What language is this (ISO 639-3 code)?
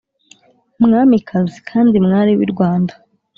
kin